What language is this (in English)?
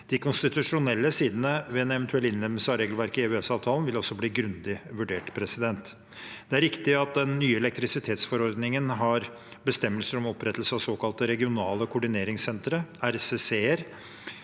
Norwegian